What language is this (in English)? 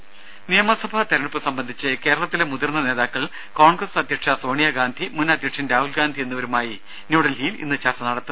Malayalam